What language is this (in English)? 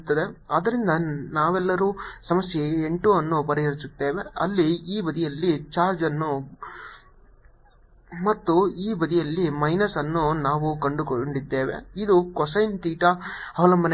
Kannada